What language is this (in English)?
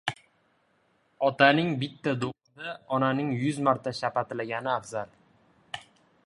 Uzbek